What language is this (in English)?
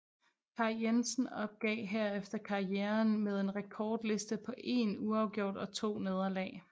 Danish